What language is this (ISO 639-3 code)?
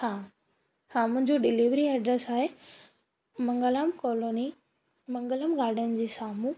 snd